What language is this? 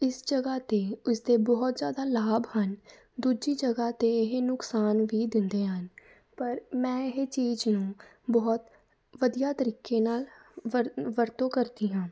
Punjabi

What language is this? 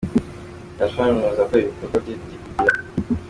Kinyarwanda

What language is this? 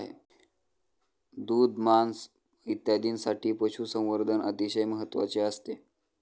Marathi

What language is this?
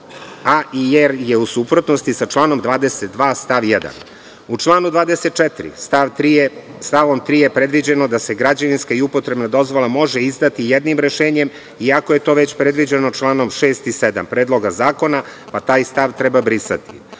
Serbian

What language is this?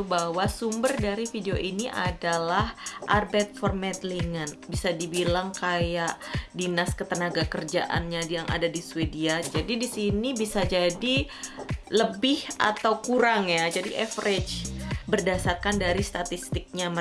Indonesian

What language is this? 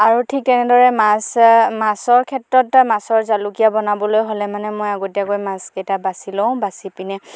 Assamese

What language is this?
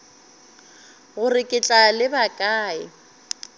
Northern Sotho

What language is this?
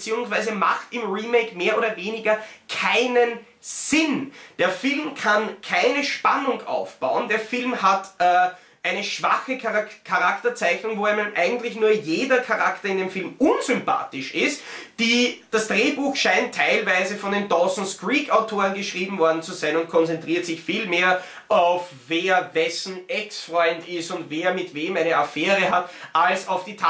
German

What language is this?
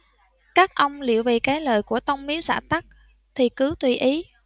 Vietnamese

